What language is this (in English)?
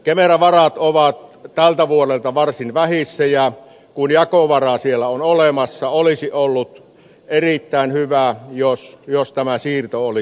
Finnish